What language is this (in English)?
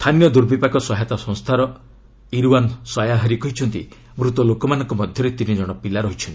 Odia